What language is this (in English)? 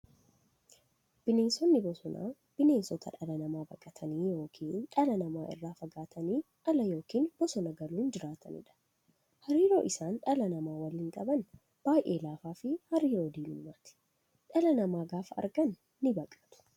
Oromo